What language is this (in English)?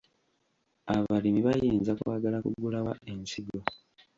Ganda